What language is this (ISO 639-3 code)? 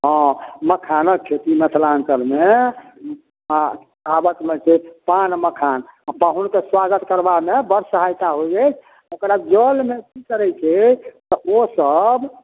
mai